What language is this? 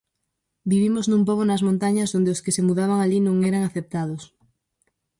Galician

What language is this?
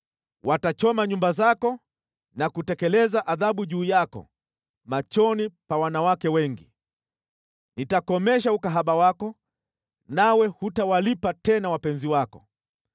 Swahili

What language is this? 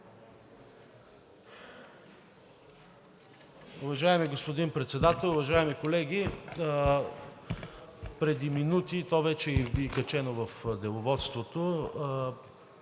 Bulgarian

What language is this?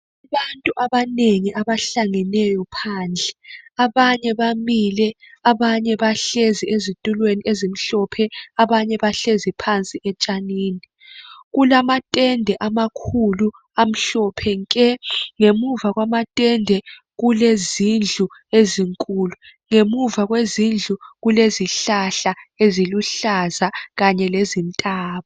North Ndebele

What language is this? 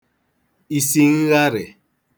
Igbo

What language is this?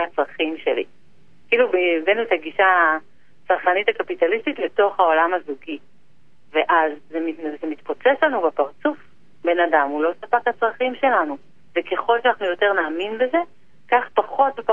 Hebrew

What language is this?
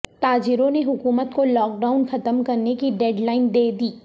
Urdu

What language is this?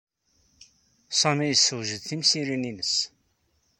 Kabyle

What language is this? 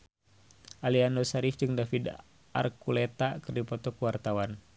Sundanese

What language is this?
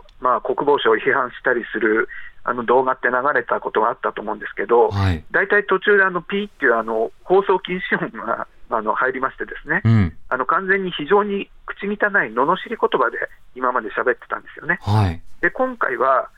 Japanese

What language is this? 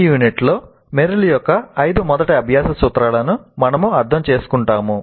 Telugu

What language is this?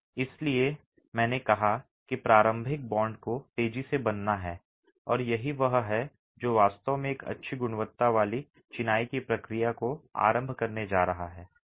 Hindi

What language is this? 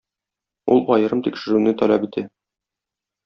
Tatar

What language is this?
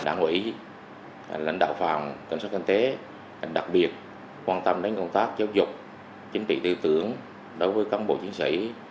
Vietnamese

